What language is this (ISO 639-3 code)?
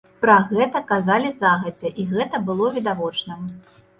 bel